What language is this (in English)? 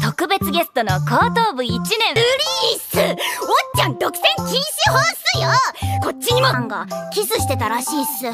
Japanese